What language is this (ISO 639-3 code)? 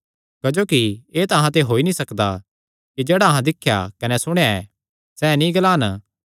xnr